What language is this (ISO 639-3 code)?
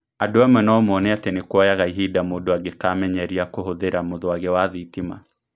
kik